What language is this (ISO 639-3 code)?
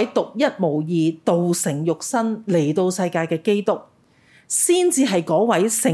zho